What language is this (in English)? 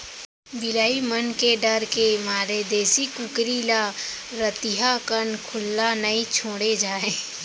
Chhattisgarhi